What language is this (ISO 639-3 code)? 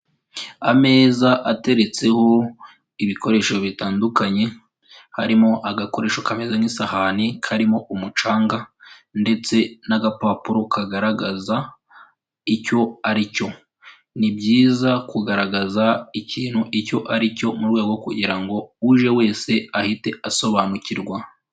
kin